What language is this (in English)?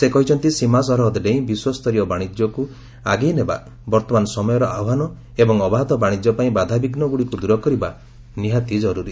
Odia